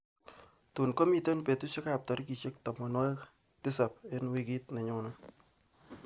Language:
Kalenjin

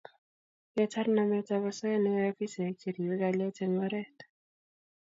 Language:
Kalenjin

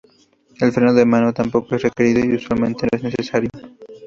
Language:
Spanish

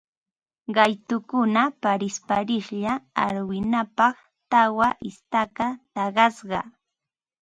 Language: Ambo-Pasco Quechua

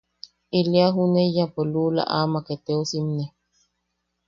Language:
Yaqui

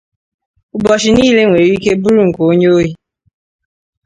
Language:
Igbo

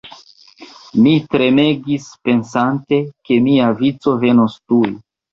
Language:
Esperanto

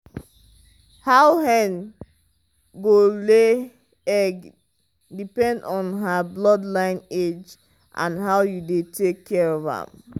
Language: Nigerian Pidgin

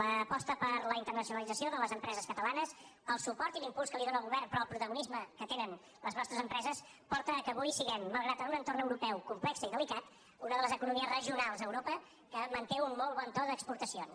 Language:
Catalan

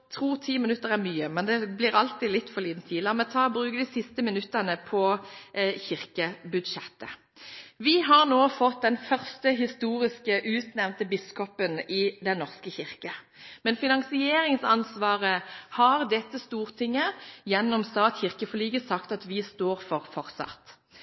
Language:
Norwegian Bokmål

